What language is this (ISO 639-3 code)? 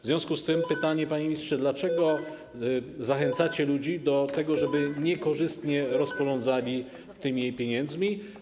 pol